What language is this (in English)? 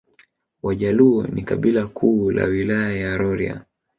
Swahili